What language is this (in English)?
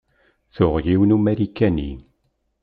Kabyle